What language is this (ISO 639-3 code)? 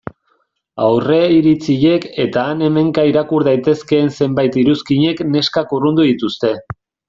eus